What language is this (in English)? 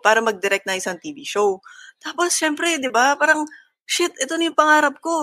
Filipino